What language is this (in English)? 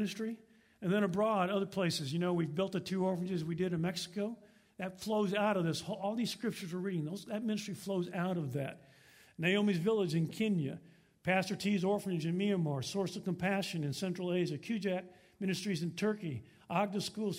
English